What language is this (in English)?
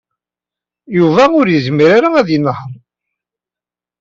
Kabyle